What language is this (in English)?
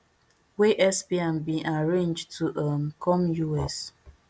Nigerian Pidgin